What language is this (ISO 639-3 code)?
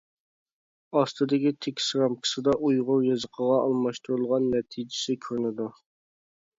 uig